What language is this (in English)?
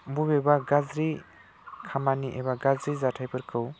Bodo